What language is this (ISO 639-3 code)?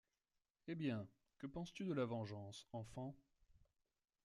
fra